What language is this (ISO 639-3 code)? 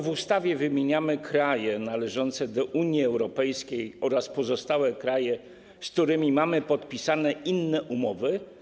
pol